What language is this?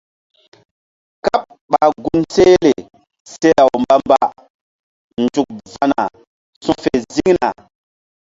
Mbum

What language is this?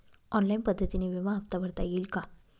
Marathi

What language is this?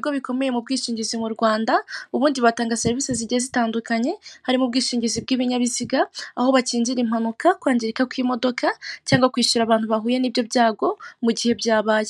Kinyarwanda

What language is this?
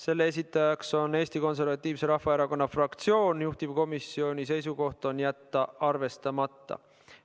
Estonian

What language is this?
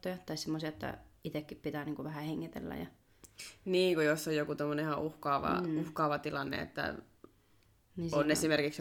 Finnish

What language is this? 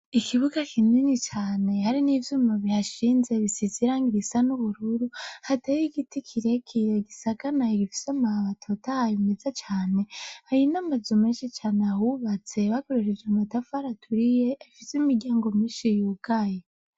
Rundi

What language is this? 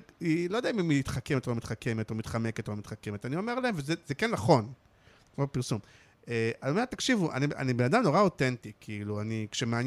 Hebrew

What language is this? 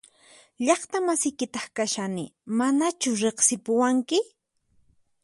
Puno Quechua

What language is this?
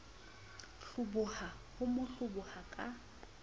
Southern Sotho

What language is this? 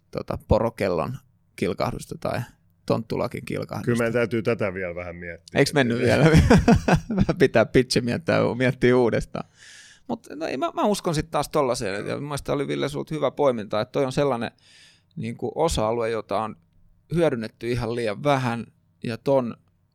Finnish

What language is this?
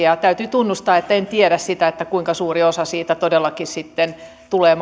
Finnish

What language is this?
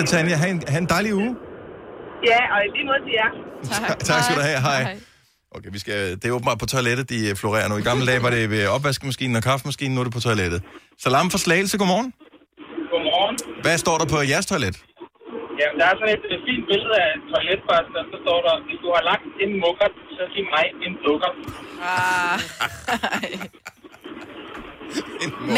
Danish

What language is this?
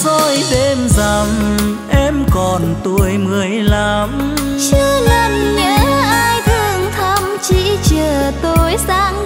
Vietnamese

